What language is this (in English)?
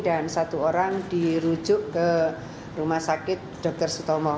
Indonesian